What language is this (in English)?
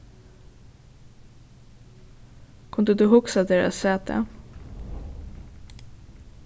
Faroese